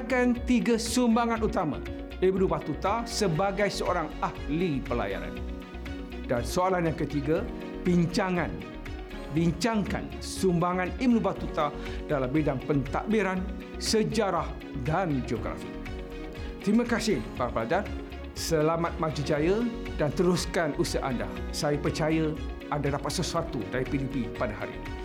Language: Malay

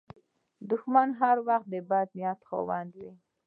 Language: Pashto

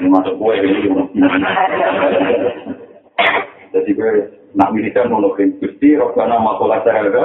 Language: Malay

